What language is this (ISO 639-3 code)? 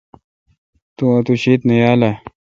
xka